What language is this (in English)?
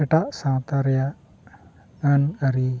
Santali